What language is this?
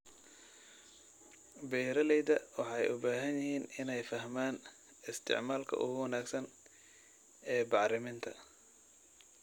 Somali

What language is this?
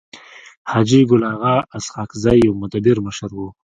Pashto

